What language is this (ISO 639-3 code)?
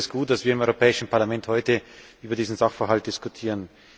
deu